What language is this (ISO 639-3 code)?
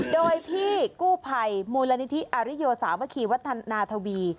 tha